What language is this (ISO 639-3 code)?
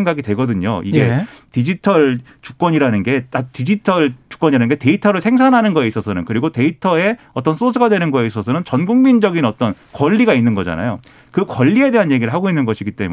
kor